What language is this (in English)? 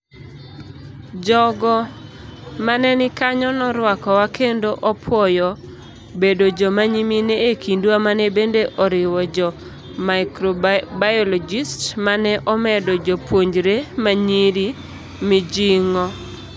Luo (Kenya and Tanzania)